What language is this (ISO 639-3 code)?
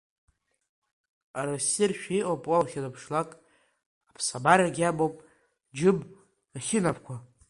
abk